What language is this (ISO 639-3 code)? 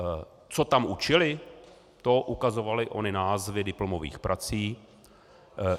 ces